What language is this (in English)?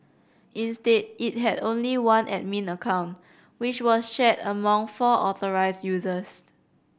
English